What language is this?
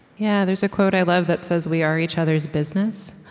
English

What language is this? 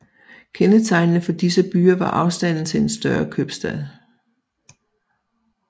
Danish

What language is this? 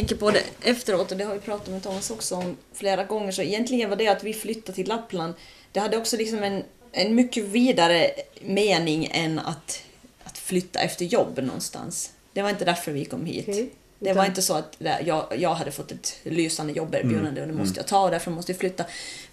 Swedish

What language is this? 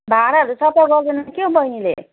Nepali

